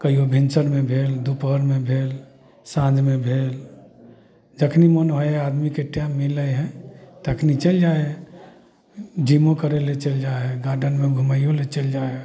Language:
Maithili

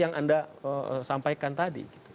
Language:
Indonesian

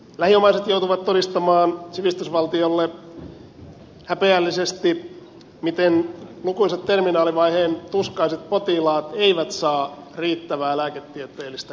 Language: Finnish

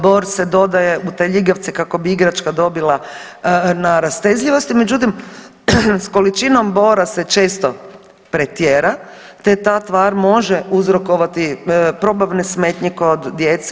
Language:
Croatian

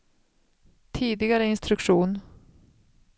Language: Swedish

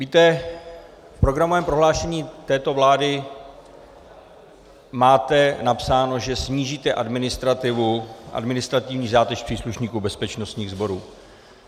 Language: Czech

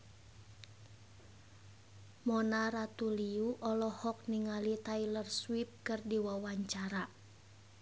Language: Sundanese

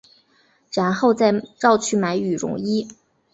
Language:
Chinese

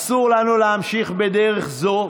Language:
Hebrew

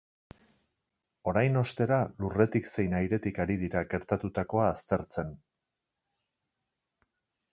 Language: Basque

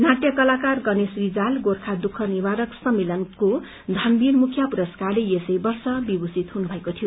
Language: Nepali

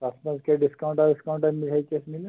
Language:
Kashmiri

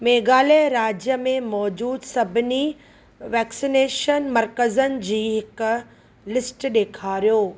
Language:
Sindhi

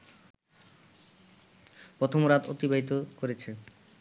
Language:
Bangla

